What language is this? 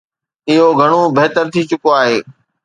Sindhi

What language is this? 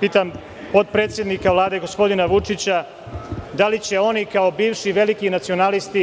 Serbian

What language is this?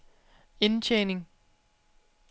Danish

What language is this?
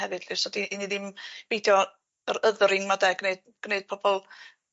Welsh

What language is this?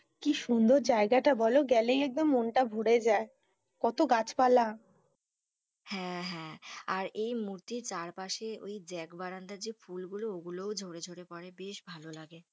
Bangla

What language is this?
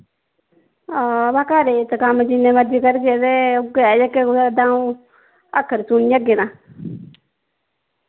Dogri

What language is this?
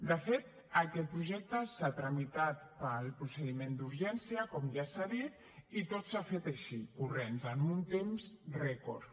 Catalan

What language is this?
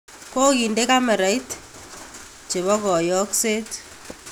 Kalenjin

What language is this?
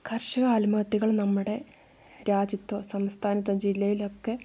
Malayalam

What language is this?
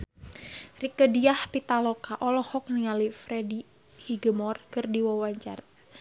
Sundanese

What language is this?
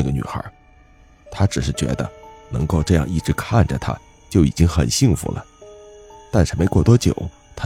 Chinese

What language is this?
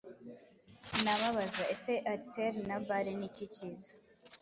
Kinyarwanda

